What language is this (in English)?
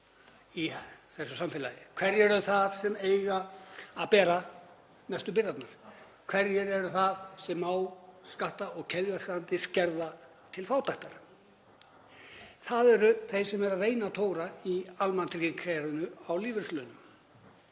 Icelandic